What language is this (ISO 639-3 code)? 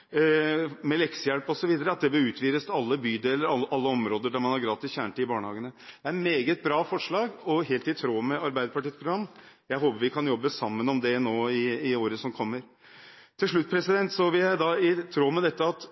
nob